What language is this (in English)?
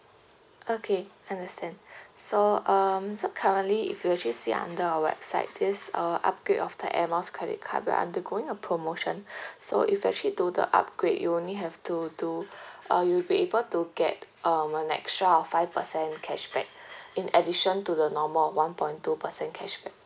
English